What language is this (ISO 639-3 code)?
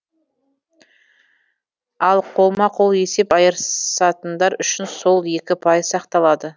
kaz